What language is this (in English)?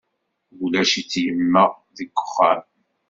Kabyle